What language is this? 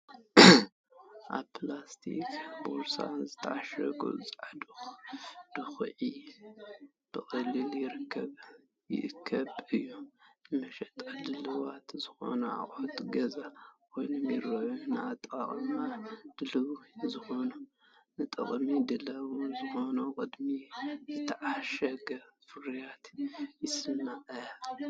Tigrinya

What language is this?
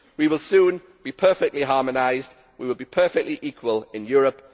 English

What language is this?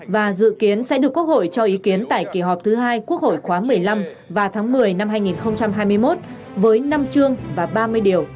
Vietnamese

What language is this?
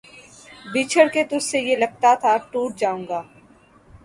Urdu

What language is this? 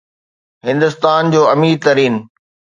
Sindhi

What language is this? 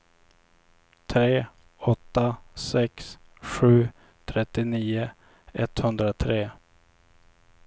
Swedish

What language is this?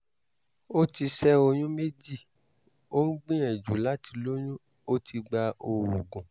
Yoruba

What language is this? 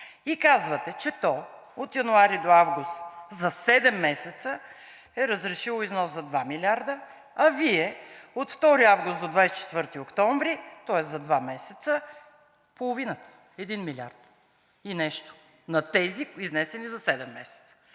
Bulgarian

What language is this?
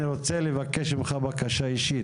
Hebrew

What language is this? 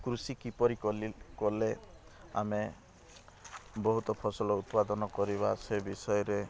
Odia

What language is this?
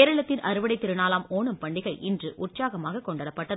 Tamil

